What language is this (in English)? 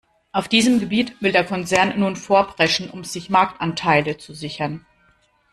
German